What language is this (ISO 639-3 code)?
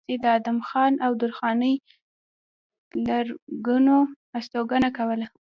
pus